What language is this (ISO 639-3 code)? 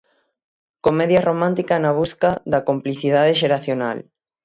glg